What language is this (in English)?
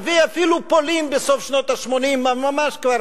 Hebrew